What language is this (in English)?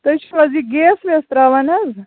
Kashmiri